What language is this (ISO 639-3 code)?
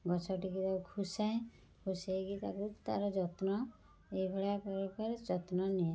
ori